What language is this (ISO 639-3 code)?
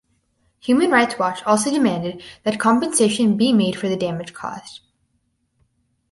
eng